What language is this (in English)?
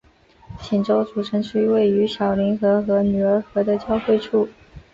Chinese